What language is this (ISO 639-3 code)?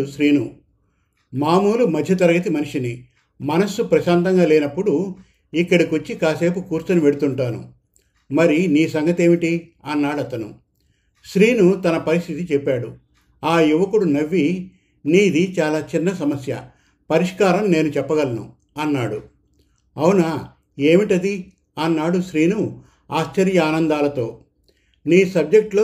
tel